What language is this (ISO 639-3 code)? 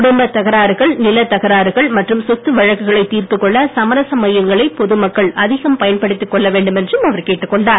tam